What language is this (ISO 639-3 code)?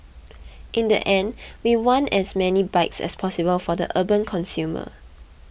eng